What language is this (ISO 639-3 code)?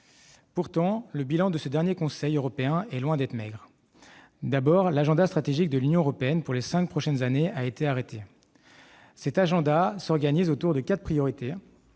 fra